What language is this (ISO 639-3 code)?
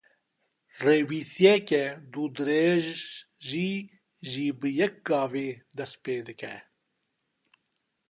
kur